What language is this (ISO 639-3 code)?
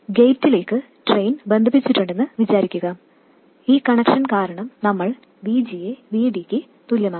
mal